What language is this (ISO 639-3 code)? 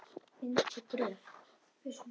isl